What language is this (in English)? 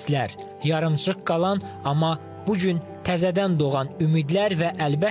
Turkish